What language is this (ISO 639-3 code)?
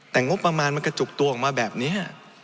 tha